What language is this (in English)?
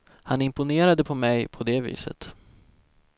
Swedish